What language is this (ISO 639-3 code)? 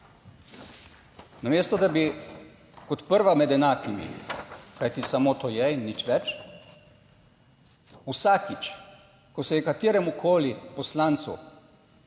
slv